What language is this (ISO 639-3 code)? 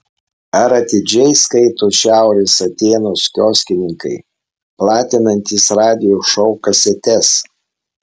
lit